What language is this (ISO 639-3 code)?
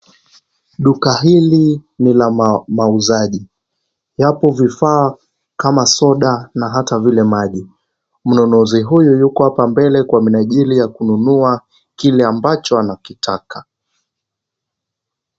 swa